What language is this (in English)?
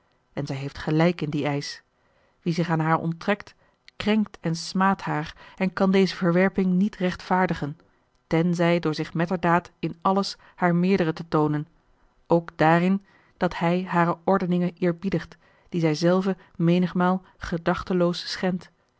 Dutch